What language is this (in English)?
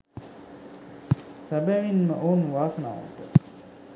Sinhala